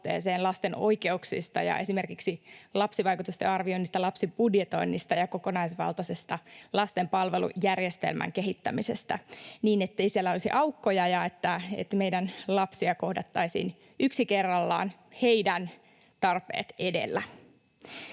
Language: Finnish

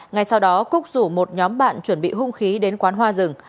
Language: Vietnamese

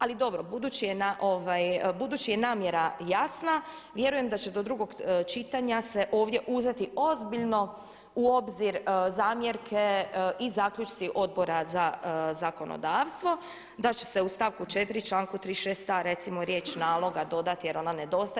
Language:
Croatian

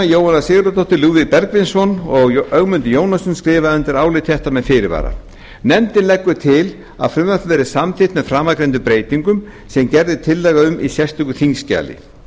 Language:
Icelandic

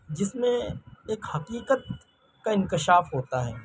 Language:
Urdu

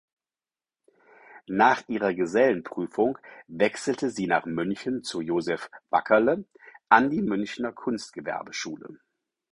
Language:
German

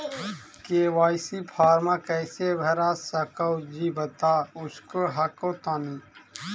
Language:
Magahi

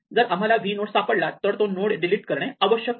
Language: Marathi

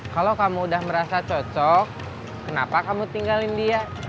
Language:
Indonesian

